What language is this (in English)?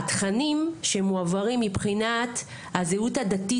Hebrew